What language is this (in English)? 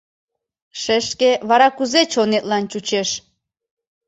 Mari